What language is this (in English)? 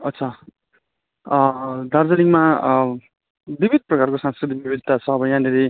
Nepali